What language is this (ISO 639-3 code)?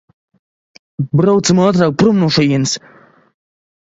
lav